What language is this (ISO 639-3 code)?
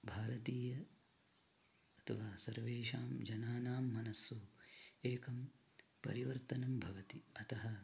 san